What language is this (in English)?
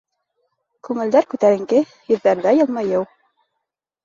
Bashkir